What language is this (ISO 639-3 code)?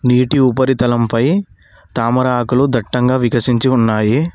tel